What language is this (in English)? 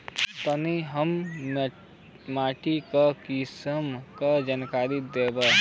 Bhojpuri